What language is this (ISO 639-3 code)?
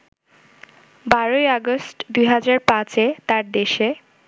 ben